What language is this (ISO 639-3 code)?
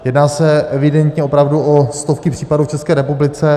ces